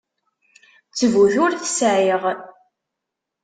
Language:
Kabyle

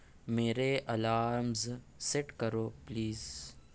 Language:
Urdu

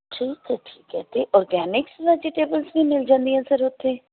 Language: Punjabi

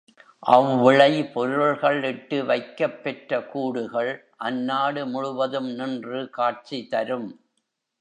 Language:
Tamil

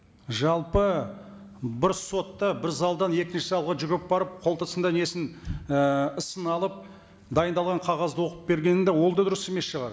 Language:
Kazakh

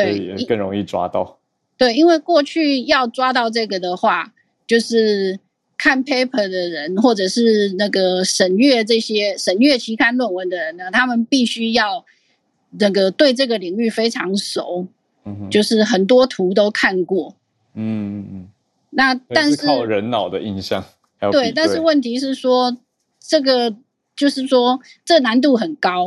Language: Chinese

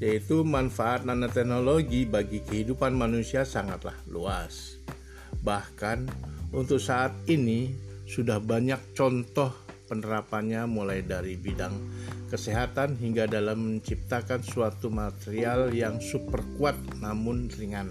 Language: Indonesian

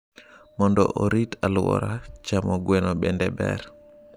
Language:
Luo (Kenya and Tanzania)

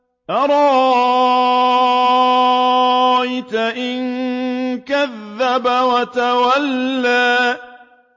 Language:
Arabic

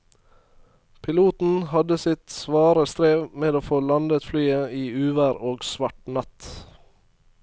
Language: Norwegian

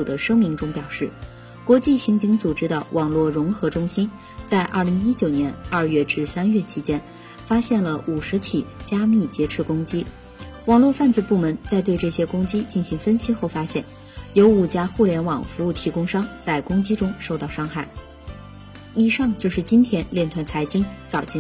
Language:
Chinese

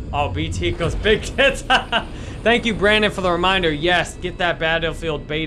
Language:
English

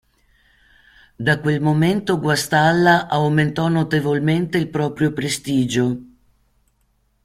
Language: Italian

